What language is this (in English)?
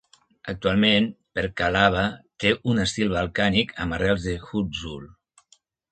Catalan